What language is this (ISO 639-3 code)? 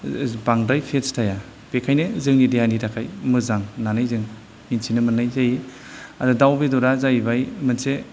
brx